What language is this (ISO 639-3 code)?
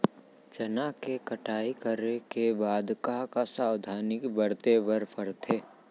hne